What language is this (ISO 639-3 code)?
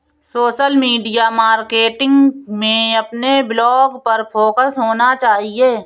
hin